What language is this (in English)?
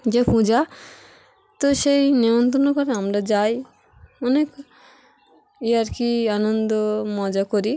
Bangla